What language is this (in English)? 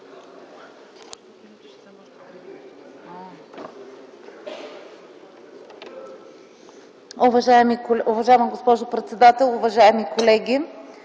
Bulgarian